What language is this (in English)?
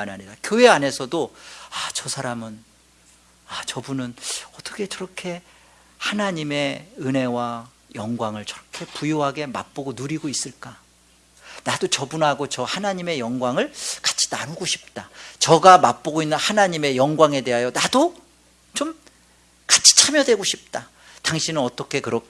Korean